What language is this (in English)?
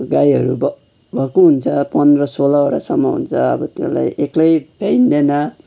Nepali